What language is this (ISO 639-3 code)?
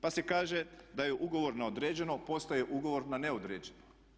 hrv